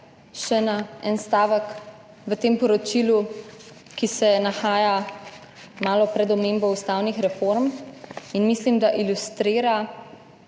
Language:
Slovenian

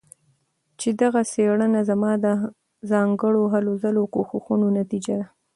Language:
Pashto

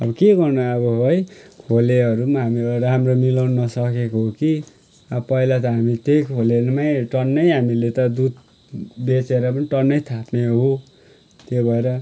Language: Nepali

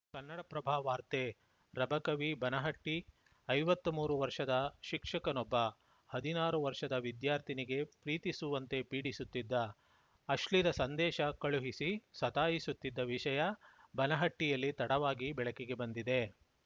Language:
Kannada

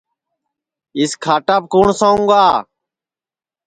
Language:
Sansi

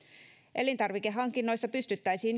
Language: Finnish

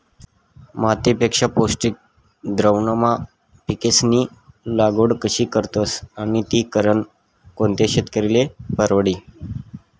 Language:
Marathi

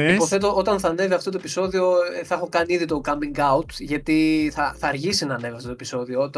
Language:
Greek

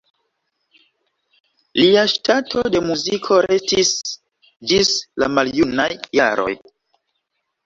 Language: Esperanto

